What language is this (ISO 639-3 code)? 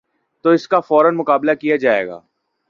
urd